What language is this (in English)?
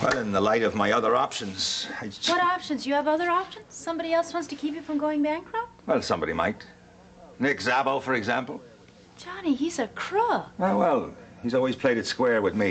English